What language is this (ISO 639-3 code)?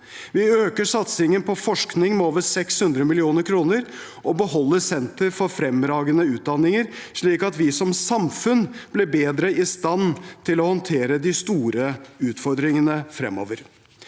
nor